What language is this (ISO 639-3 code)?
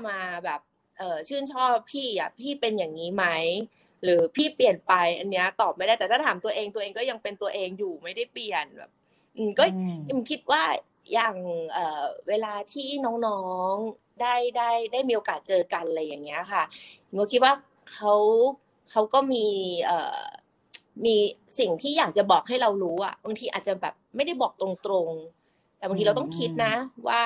tha